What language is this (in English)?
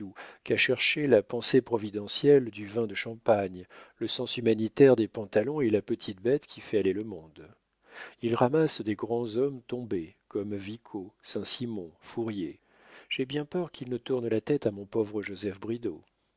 French